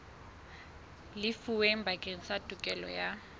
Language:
Southern Sotho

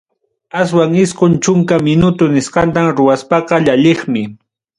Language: Ayacucho Quechua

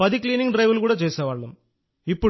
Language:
Telugu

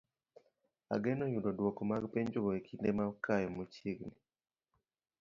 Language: Luo (Kenya and Tanzania)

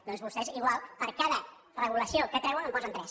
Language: Catalan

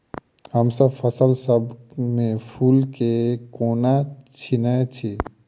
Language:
Maithili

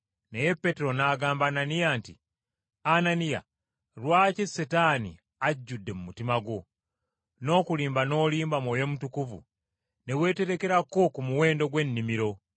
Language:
Ganda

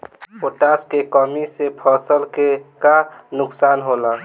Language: Bhojpuri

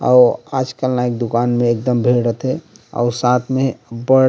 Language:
Chhattisgarhi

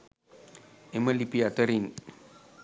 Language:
Sinhala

